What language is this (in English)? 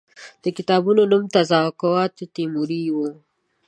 Pashto